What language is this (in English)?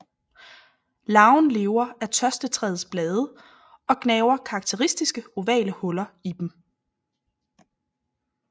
Danish